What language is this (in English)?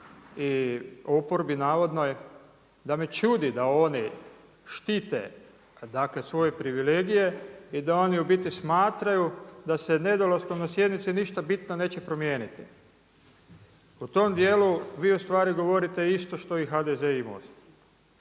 Croatian